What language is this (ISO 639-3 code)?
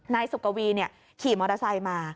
tha